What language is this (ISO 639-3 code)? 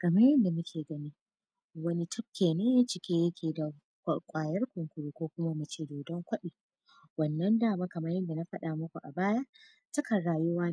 hau